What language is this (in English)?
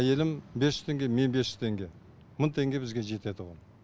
Kazakh